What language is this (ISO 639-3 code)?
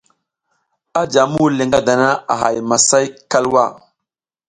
giz